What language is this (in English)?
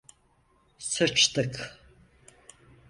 Turkish